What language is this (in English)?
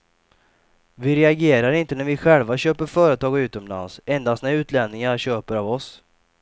Swedish